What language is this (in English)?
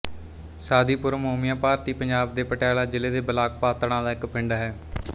Punjabi